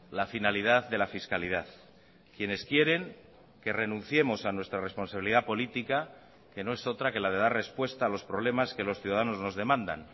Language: Spanish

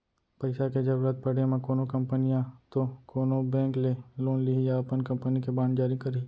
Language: Chhattisgarhi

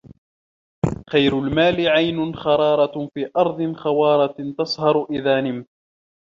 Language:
Arabic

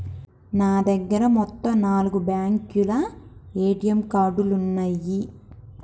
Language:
Telugu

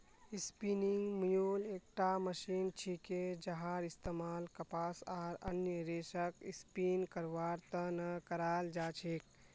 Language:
Magahi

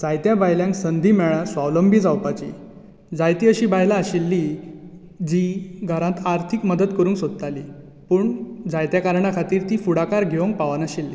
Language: Konkani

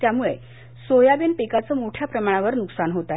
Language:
Marathi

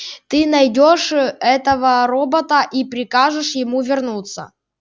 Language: Russian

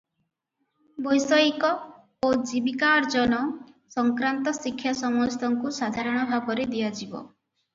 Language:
Odia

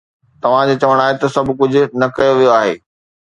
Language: Sindhi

